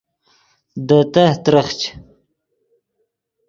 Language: Yidgha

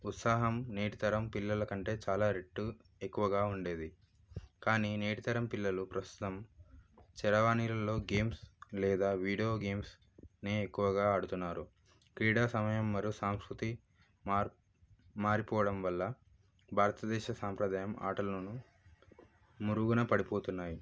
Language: Telugu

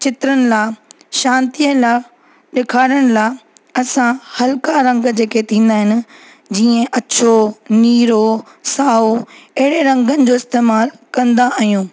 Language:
Sindhi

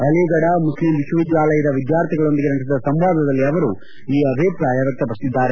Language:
Kannada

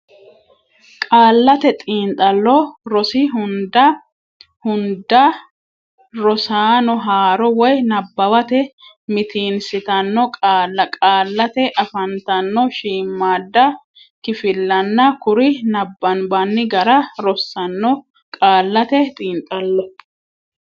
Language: Sidamo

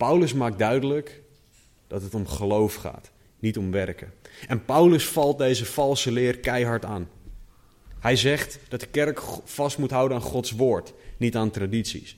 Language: Dutch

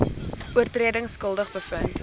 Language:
Afrikaans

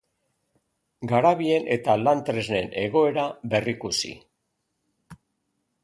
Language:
Basque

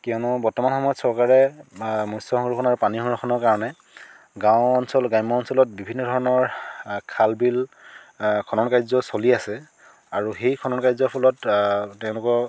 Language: Assamese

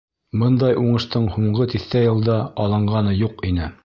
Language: Bashkir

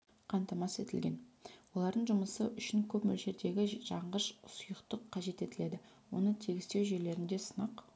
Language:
Kazakh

